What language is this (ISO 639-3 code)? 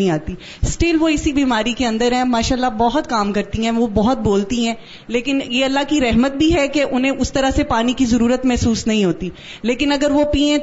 urd